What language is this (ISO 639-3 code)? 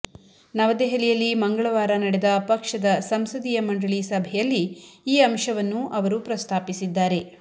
kan